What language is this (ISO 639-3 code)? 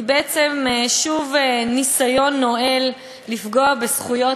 heb